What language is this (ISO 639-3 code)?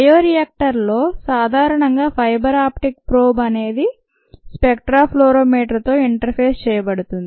tel